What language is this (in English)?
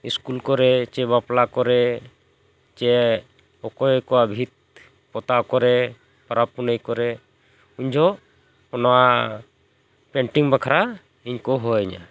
Santali